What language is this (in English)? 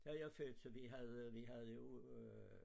Danish